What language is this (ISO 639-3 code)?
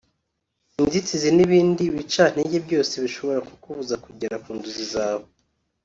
kin